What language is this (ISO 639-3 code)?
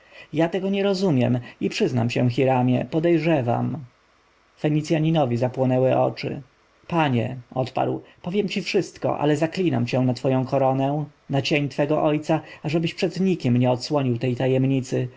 pol